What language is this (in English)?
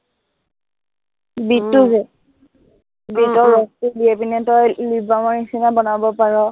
Assamese